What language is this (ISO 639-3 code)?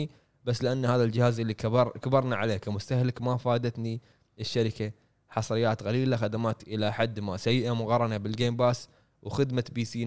ara